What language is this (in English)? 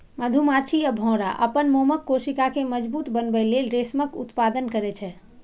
Maithili